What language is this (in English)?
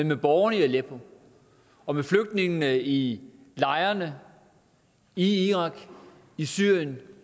Danish